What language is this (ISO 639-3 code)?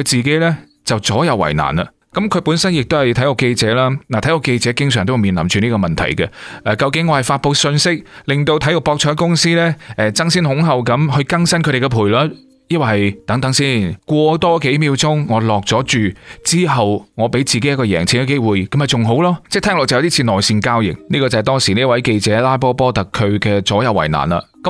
zho